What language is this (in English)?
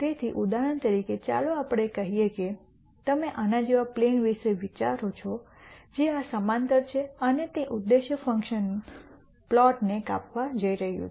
Gujarati